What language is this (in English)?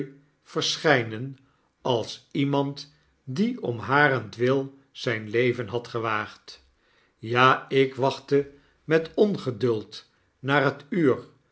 Dutch